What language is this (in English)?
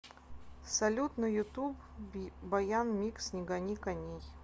Russian